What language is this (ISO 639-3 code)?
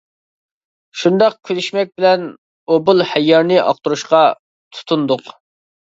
uig